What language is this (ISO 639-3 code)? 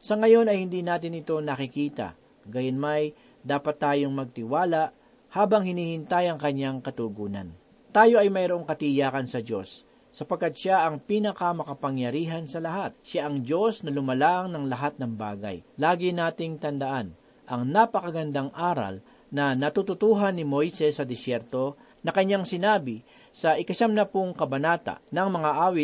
fil